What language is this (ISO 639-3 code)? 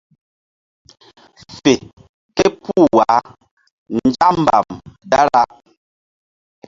mdd